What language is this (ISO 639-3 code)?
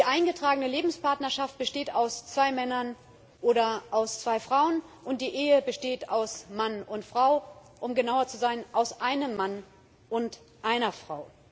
deu